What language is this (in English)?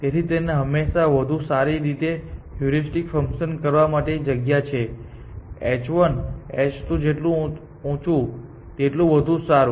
Gujarati